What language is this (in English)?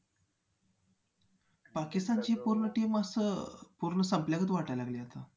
Marathi